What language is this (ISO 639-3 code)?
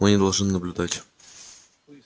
rus